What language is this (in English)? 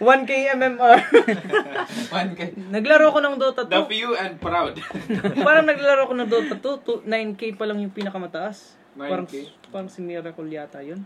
Filipino